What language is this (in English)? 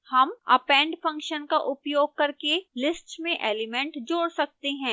Hindi